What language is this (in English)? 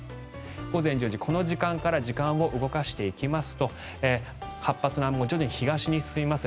Japanese